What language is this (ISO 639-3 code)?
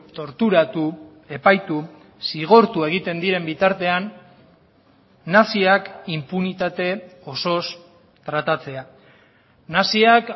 eus